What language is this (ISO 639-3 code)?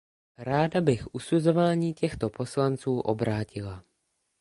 ces